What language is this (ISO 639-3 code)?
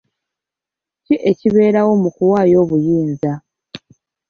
lug